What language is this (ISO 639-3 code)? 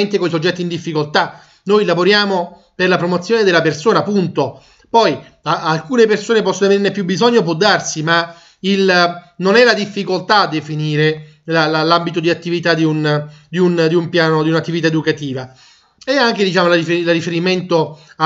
ita